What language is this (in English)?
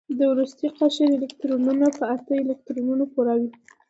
Pashto